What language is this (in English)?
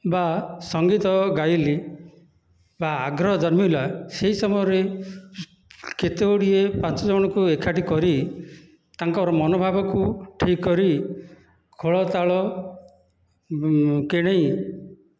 Odia